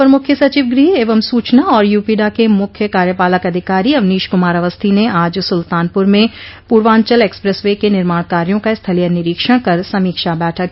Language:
Hindi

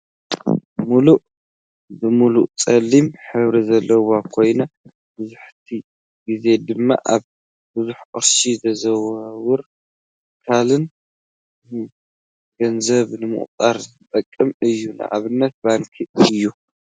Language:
Tigrinya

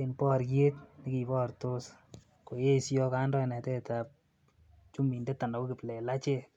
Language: Kalenjin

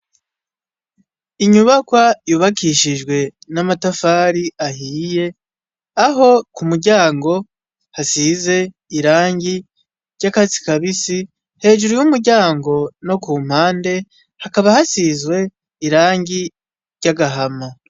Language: Rundi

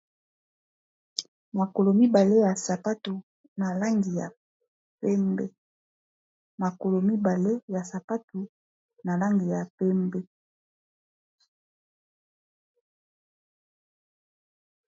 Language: Lingala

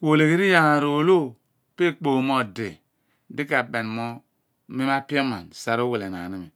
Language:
Abua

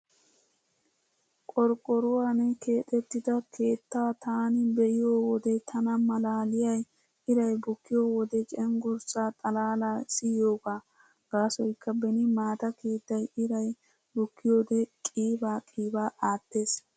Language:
Wolaytta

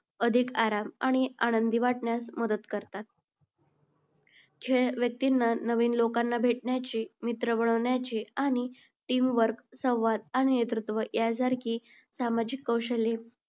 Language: Marathi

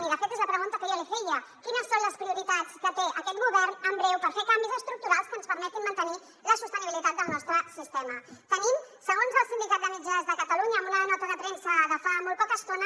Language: Catalan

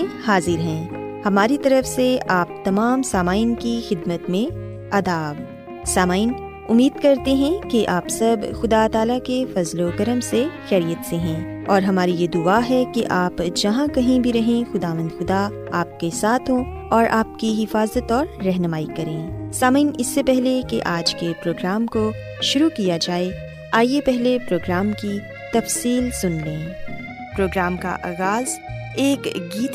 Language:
Urdu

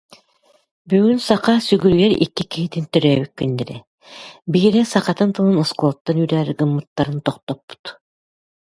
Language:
Yakut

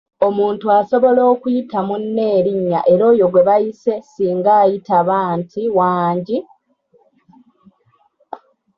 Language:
Ganda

